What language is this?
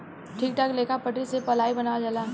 Bhojpuri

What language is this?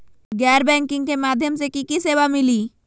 Magahi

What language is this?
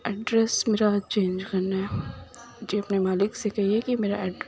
Urdu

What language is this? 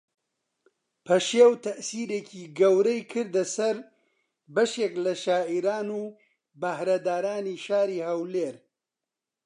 Central Kurdish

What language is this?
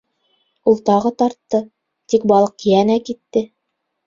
Bashkir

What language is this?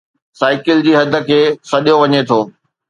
Sindhi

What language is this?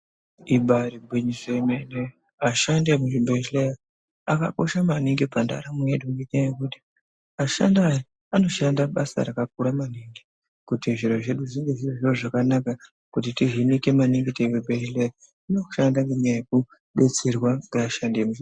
Ndau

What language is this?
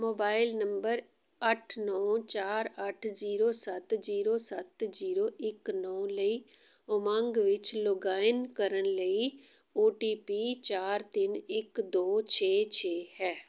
Punjabi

